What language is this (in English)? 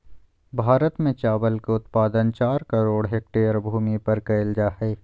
Magahi